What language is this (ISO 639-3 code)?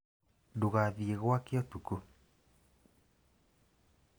kik